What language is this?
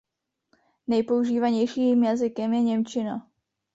Czech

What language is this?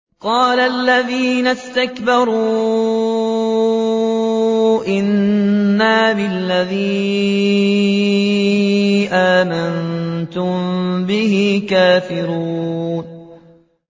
Arabic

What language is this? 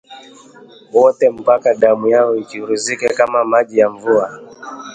Swahili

